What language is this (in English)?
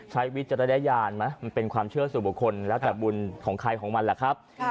Thai